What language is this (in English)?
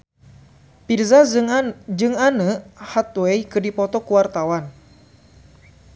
Sundanese